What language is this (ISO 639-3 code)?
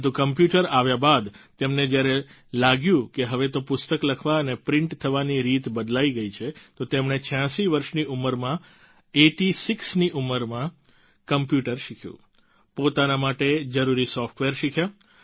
guj